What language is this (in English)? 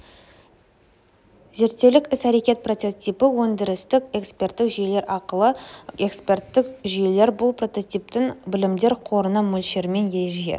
Kazakh